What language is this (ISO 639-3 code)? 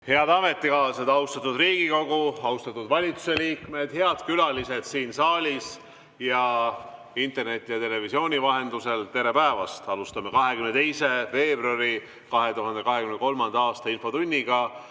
est